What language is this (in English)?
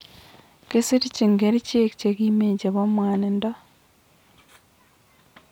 Kalenjin